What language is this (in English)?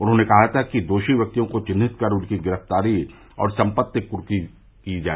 Hindi